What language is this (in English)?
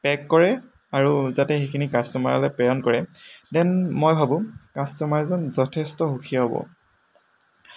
Assamese